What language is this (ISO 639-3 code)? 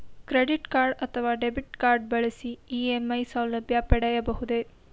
kan